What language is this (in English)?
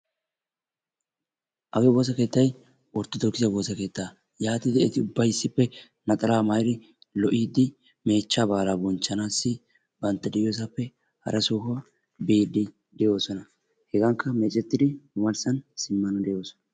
Wolaytta